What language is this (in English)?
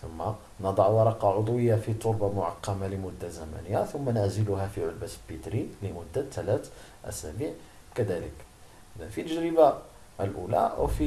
Arabic